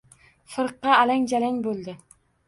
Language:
Uzbek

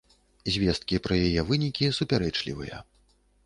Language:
Belarusian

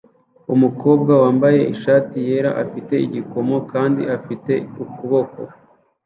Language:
Kinyarwanda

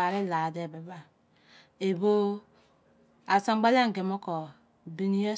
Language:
Izon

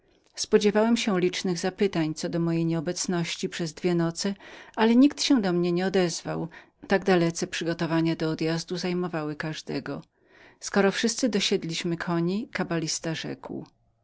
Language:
Polish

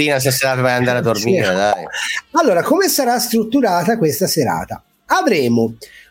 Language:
Italian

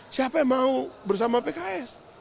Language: Indonesian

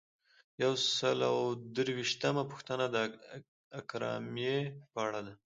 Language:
Pashto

